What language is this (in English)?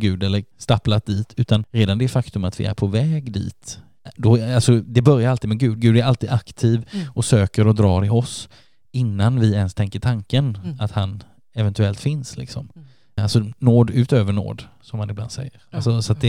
Swedish